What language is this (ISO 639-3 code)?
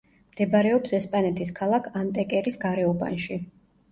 kat